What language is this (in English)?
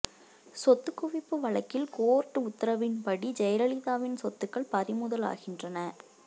Tamil